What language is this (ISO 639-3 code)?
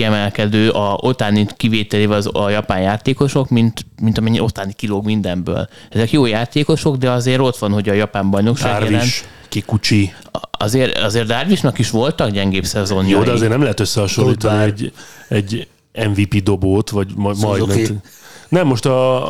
hun